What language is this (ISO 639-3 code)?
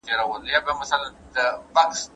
pus